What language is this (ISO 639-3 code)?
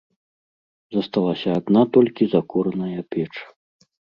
bel